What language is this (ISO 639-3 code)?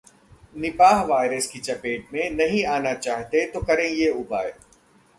hin